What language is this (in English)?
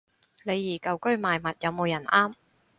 Cantonese